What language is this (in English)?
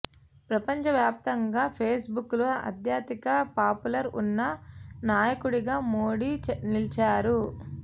Telugu